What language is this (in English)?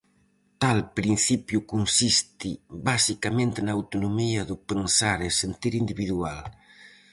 Galician